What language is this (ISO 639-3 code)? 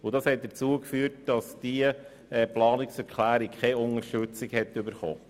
gsw